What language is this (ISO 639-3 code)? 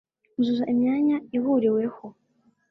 kin